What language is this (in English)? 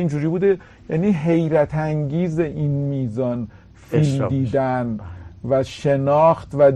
Persian